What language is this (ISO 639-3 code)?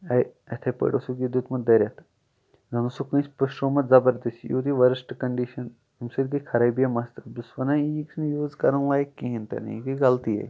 kas